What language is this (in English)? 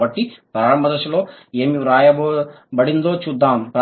Telugu